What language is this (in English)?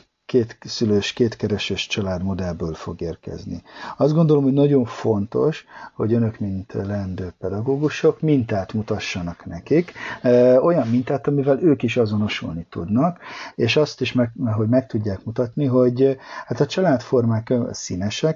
Hungarian